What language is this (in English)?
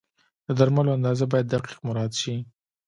Pashto